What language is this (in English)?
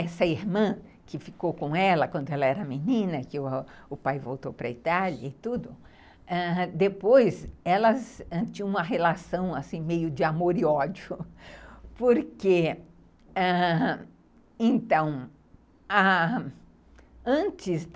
Portuguese